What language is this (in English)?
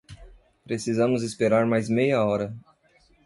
Portuguese